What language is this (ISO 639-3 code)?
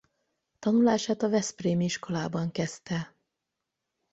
hun